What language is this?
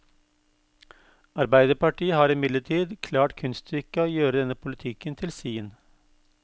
Norwegian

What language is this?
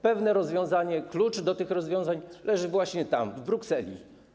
Polish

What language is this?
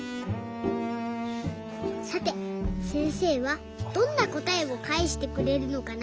Japanese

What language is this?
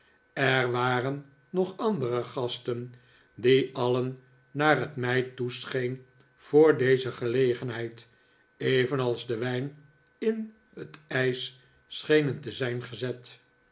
Dutch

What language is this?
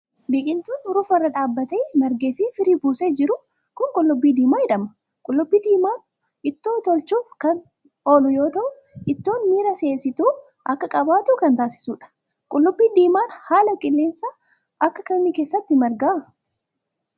Oromo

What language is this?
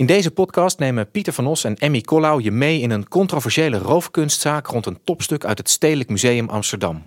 Dutch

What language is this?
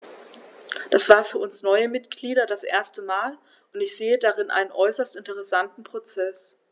German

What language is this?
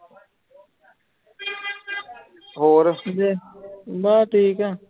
Punjabi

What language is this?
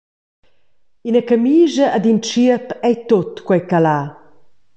Romansh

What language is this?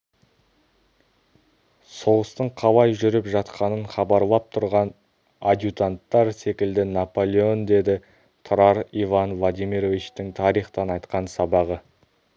Kazakh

